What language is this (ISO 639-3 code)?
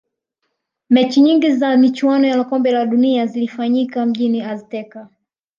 swa